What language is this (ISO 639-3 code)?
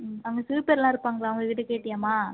tam